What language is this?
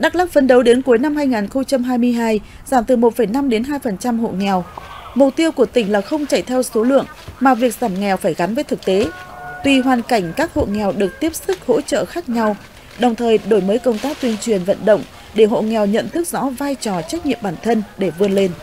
Vietnamese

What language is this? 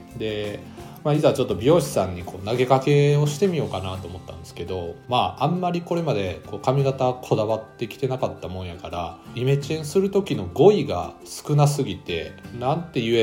Japanese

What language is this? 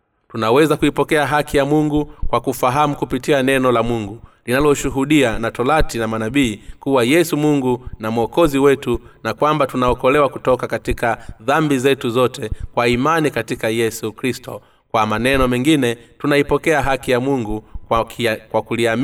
Swahili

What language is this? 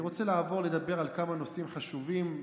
Hebrew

